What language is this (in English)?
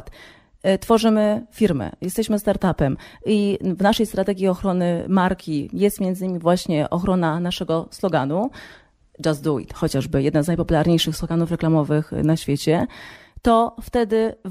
Polish